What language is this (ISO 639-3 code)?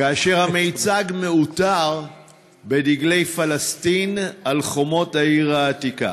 heb